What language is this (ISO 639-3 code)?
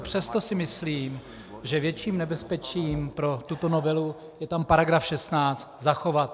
ces